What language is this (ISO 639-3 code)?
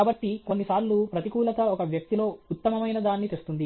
tel